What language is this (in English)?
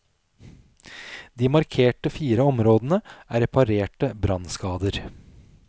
Norwegian